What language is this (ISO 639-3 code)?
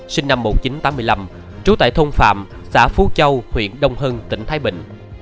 vie